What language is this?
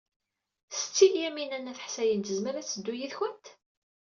Kabyle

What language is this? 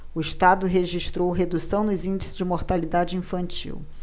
Portuguese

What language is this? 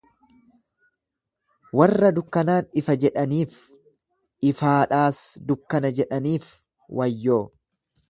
Oromo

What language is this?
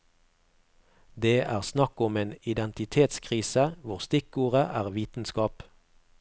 Norwegian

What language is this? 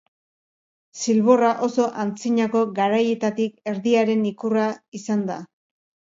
Basque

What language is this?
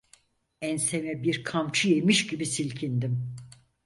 Turkish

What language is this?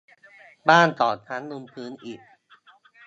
Thai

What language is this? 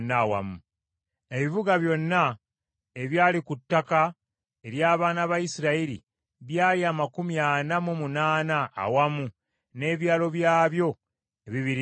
Ganda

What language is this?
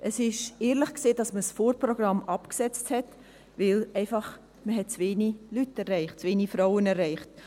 Swiss German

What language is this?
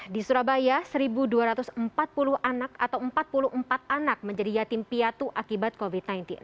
Indonesian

